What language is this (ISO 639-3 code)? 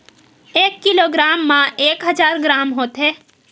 hne